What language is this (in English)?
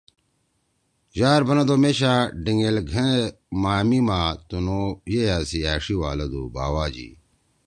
Torwali